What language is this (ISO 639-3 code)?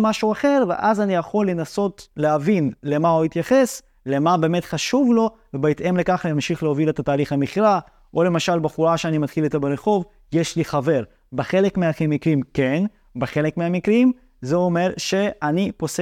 heb